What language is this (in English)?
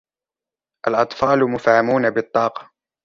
Arabic